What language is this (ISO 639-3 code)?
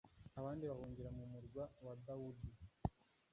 kin